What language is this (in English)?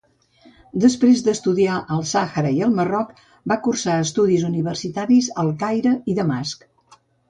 Catalan